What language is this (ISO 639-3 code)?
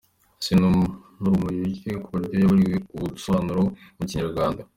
kin